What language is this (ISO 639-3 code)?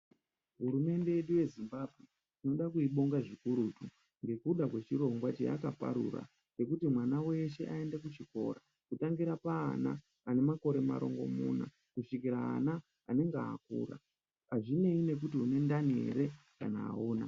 ndc